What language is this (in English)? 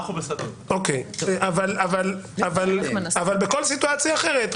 Hebrew